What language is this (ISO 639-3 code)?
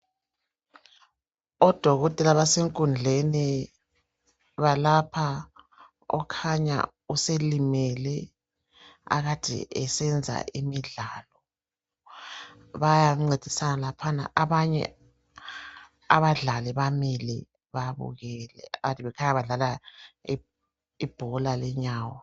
nde